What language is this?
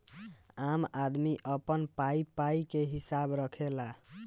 Bhojpuri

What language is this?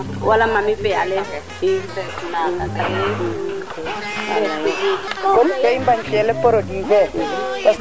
Serer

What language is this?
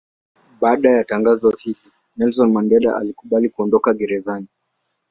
Swahili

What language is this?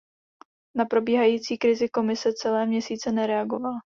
Czech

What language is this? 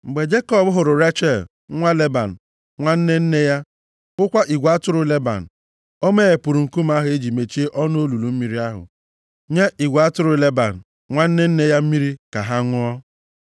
Igbo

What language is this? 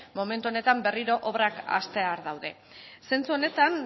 Basque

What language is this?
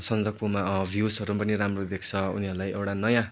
Nepali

